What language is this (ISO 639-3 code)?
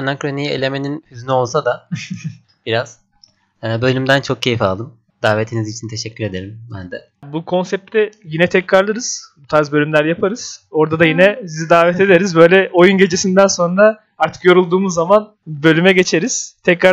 tur